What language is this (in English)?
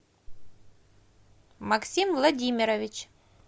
Russian